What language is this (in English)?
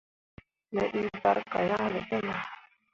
Mundang